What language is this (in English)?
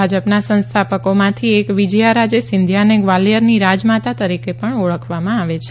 Gujarati